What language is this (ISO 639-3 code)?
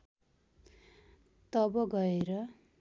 nep